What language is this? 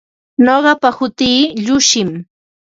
Ambo-Pasco Quechua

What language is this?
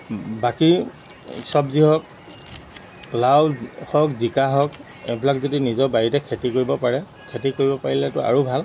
Assamese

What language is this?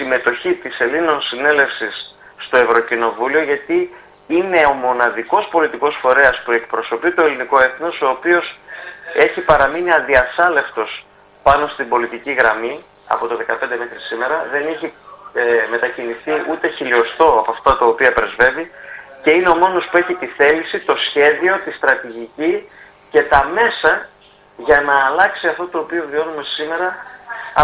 Greek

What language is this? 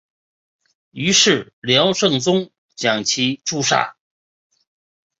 Chinese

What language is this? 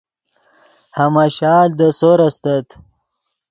Yidgha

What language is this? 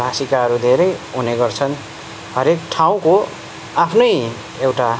Nepali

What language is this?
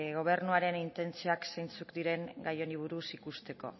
Basque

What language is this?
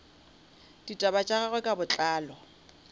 Northern Sotho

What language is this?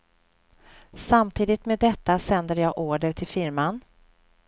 Swedish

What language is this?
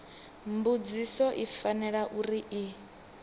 Venda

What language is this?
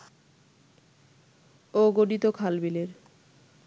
Bangla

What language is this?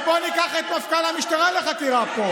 Hebrew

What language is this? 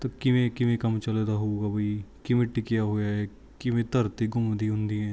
Punjabi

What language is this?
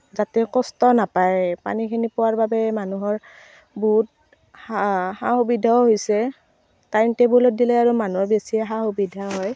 Assamese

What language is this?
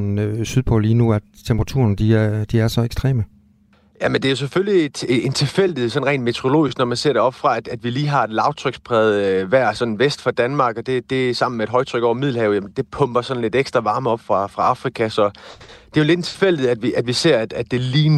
Danish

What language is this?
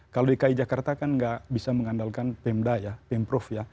Indonesian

